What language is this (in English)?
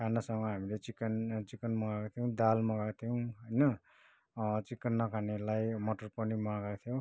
Nepali